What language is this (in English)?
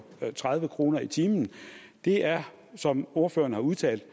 Danish